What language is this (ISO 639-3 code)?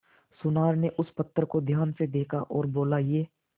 hin